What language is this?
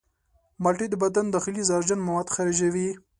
Pashto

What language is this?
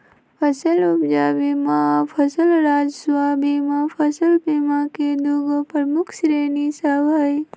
Magahi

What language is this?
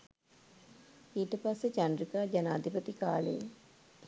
Sinhala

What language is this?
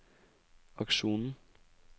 Norwegian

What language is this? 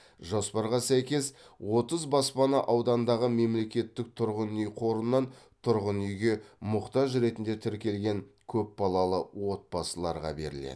Kazakh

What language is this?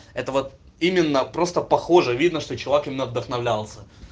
Russian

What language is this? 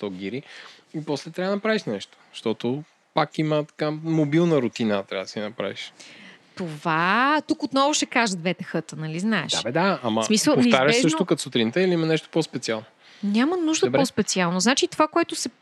Bulgarian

